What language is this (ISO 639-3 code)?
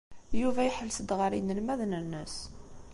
kab